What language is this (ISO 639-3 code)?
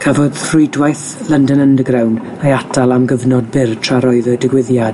cym